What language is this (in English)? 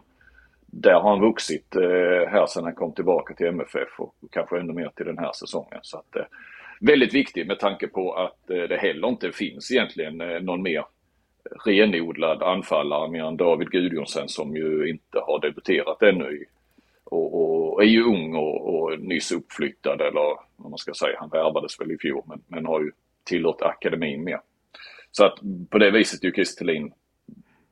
Swedish